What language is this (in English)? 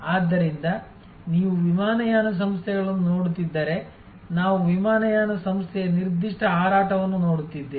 Kannada